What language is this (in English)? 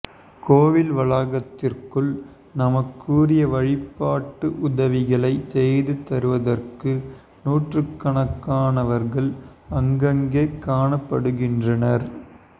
Tamil